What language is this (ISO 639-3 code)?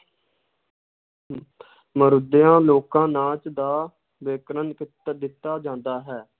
pan